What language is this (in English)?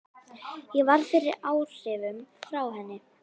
Icelandic